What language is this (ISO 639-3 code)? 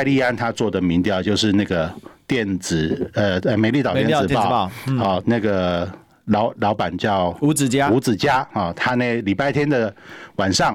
zho